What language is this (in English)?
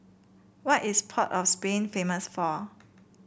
English